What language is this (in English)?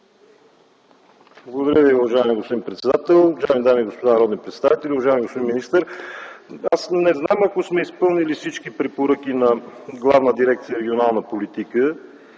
Bulgarian